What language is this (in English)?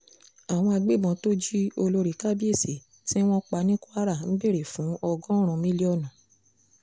Yoruba